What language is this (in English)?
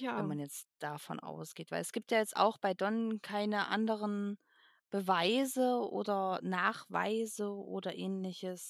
German